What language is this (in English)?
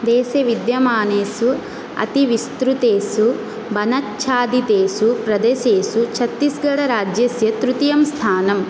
Sanskrit